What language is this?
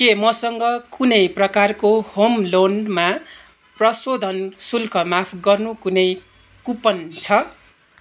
Nepali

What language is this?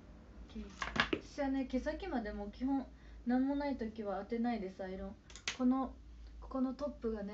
Japanese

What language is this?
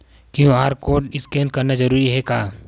Chhattisgarhi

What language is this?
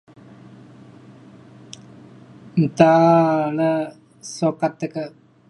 Mainstream Kenyah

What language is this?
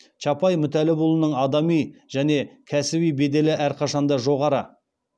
Kazakh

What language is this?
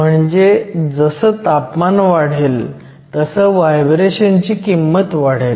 Marathi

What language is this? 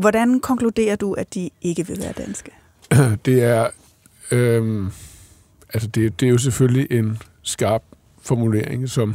Danish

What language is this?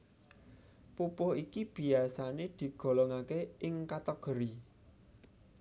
Javanese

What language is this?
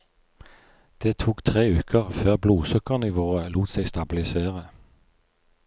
Norwegian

